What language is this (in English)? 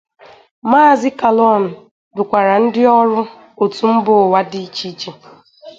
Igbo